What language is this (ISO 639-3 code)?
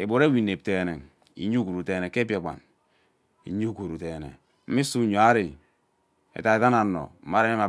byc